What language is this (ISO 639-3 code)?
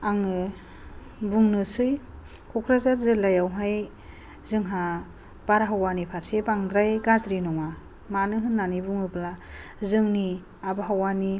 brx